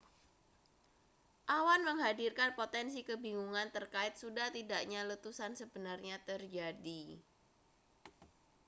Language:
Indonesian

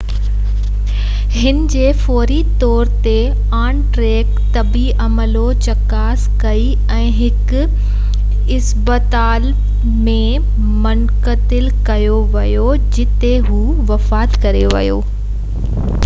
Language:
Sindhi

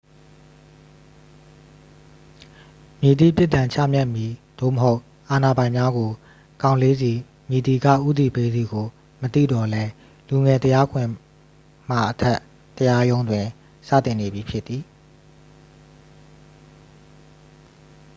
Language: Burmese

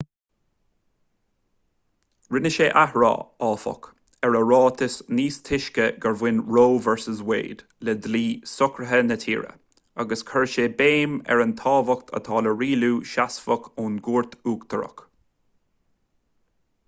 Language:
Irish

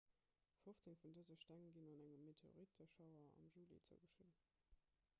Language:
Luxembourgish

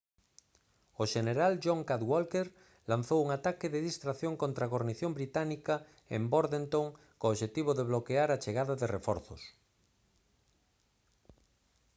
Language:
Galician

